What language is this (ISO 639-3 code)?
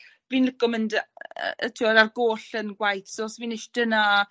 cym